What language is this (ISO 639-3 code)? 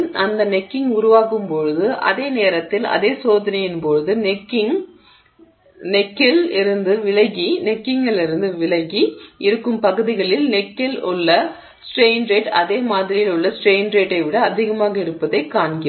tam